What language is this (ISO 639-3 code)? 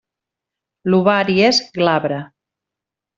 cat